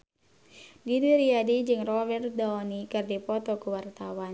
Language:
Sundanese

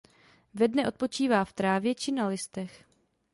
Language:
Czech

